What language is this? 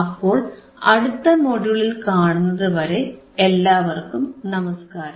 Malayalam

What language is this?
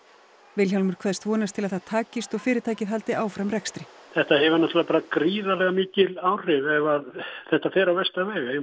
Icelandic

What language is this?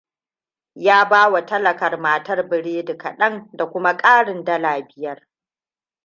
Hausa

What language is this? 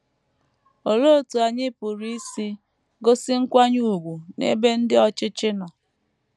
Igbo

